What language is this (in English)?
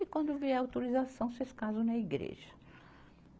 Portuguese